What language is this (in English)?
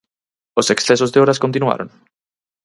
Galician